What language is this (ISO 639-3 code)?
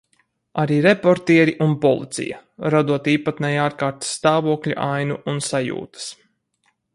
lav